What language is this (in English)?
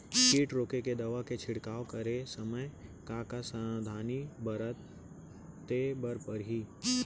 Chhattisgarhi